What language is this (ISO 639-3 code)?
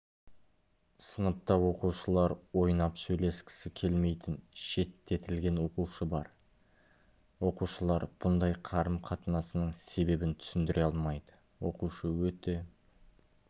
kaz